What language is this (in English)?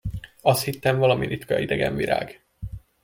Hungarian